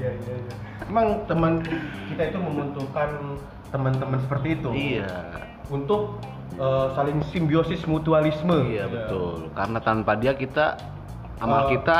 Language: Indonesian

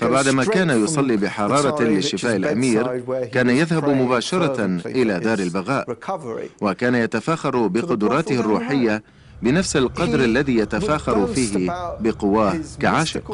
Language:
Arabic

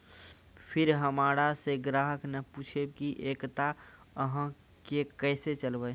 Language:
Maithili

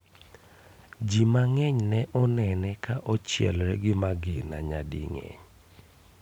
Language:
Luo (Kenya and Tanzania)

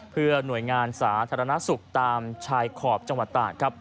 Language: Thai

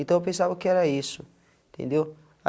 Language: Portuguese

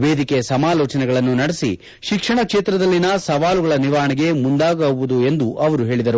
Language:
Kannada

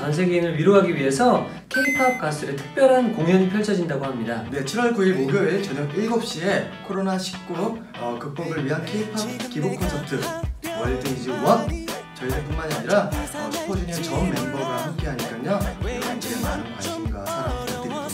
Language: Korean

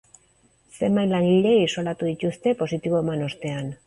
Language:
Basque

